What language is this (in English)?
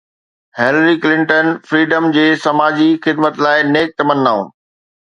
Sindhi